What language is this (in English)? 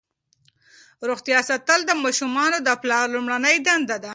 Pashto